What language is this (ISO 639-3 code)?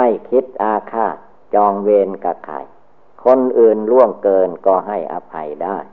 tha